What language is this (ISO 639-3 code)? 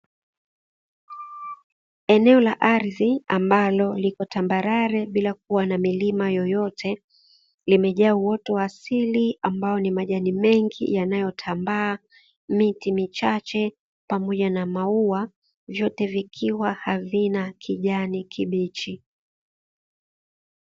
swa